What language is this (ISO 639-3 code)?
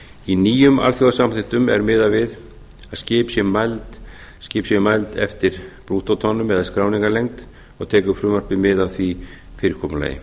isl